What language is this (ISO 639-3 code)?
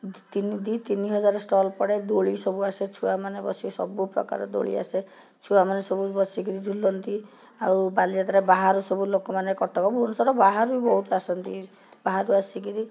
ori